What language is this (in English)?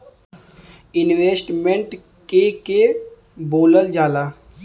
Bhojpuri